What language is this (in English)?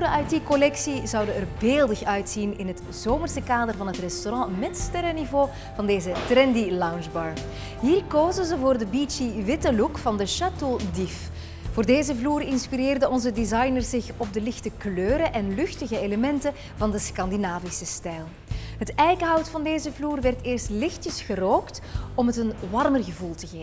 Dutch